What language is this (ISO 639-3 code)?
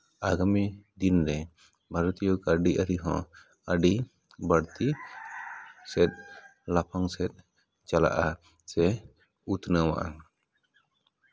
sat